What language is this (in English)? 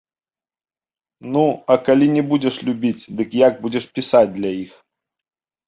Belarusian